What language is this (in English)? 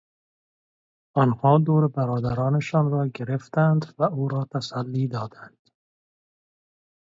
Persian